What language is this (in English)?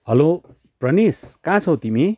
Nepali